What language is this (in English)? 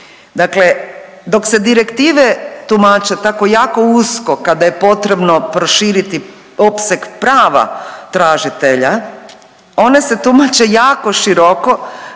Croatian